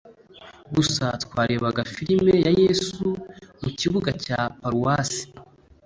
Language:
Kinyarwanda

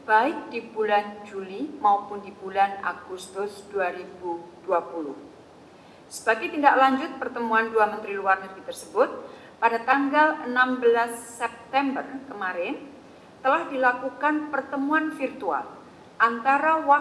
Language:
Indonesian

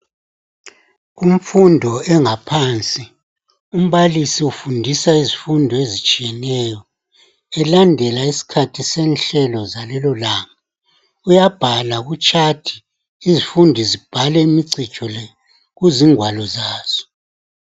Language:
North Ndebele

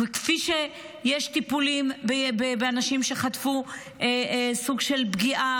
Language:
Hebrew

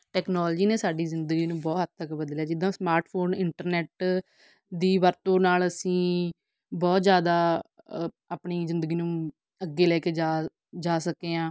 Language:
Punjabi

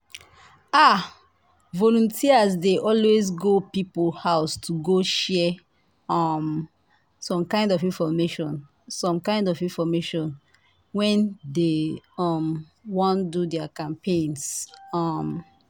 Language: Nigerian Pidgin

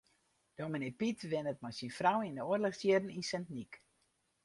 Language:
Western Frisian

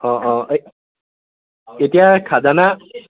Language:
Assamese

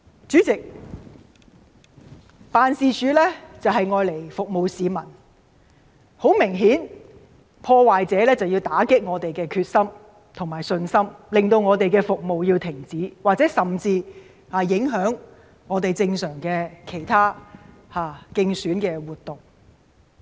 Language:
Cantonese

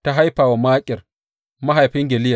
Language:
Hausa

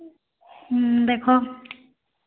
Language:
Odia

